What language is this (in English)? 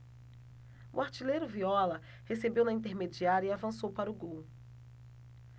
Portuguese